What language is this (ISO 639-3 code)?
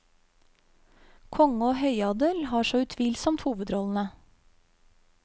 nor